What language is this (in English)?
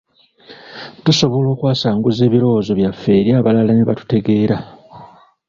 Ganda